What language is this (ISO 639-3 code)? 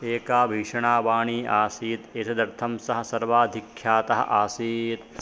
san